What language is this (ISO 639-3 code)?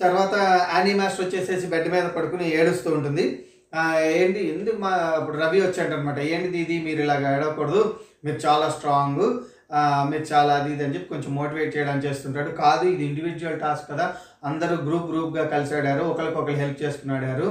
tel